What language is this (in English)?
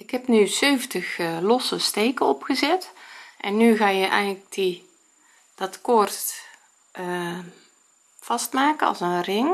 Dutch